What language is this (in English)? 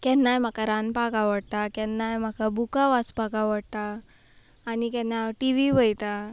Konkani